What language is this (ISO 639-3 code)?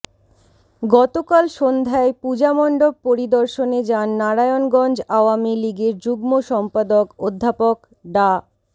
ben